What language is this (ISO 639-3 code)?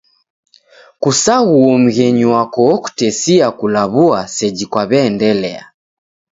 dav